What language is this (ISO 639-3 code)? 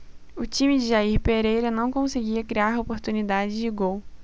por